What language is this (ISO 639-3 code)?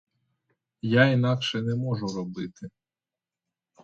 ukr